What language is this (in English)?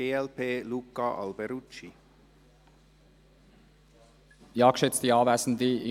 Swiss German